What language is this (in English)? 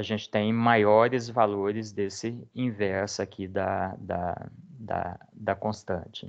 Portuguese